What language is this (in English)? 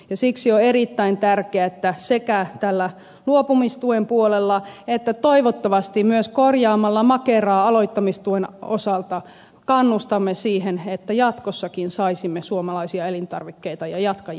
Finnish